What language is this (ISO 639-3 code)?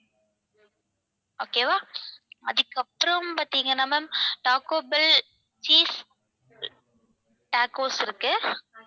tam